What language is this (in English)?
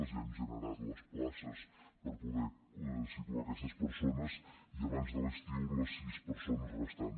Catalan